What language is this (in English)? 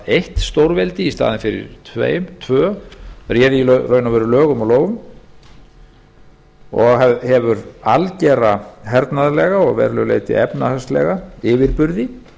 Icelandic